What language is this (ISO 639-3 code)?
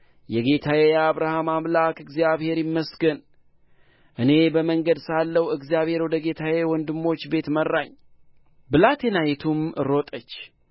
amh